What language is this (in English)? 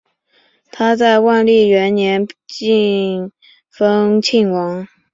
Chinese